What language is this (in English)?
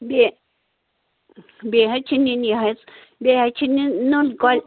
Kashmiri